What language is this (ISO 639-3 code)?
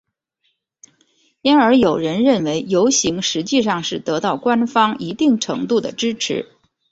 zho